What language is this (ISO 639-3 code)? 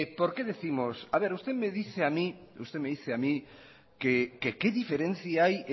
spa